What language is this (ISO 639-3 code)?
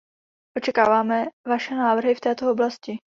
ces